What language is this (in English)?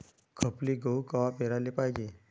Marathi